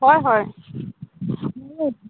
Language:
Assamese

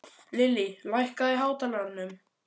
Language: Icelandic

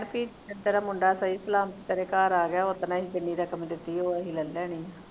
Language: Punjabi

